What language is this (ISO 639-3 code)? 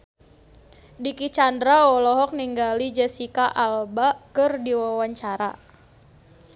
sun